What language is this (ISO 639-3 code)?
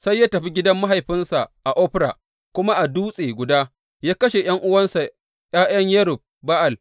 hau